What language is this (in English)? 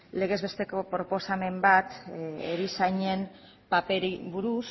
Basque